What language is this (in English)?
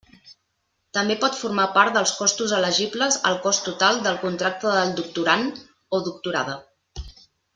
Catalan